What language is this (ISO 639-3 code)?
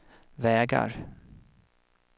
swe